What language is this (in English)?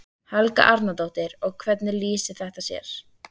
Icelandic